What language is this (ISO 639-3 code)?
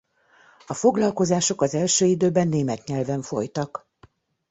hun